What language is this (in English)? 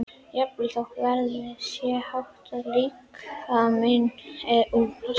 Icelandic